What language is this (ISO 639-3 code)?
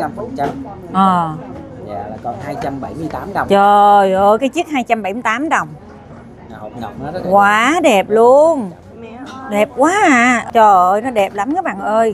vie